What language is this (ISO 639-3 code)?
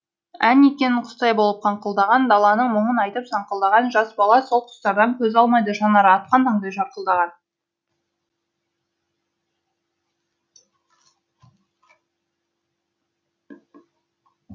kaz